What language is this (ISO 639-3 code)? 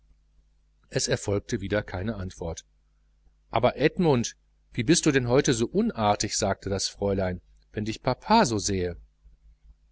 deu